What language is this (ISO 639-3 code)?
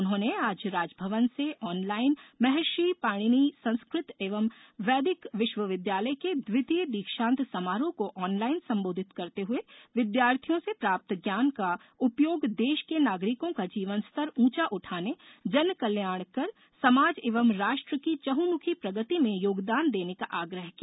hin